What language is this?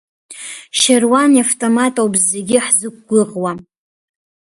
Abkhazian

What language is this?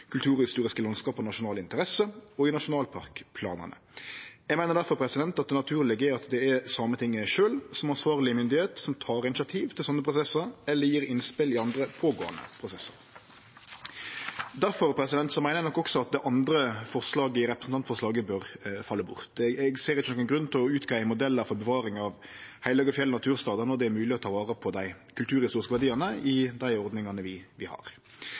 Norwegian Nynorsk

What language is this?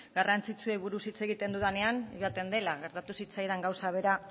Basque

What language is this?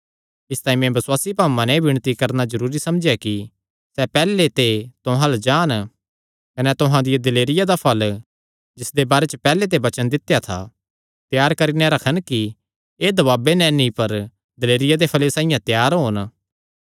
Kangri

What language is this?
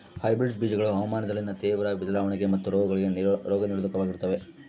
Kannada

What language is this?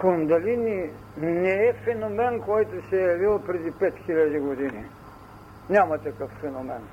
Bulgarian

